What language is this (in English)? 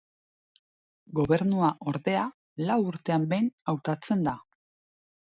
Basque